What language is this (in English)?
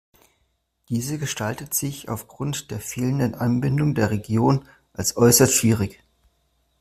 German